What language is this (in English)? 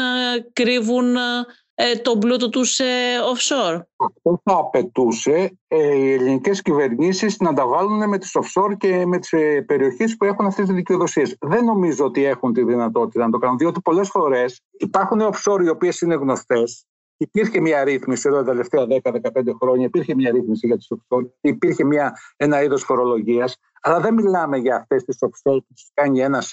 Greek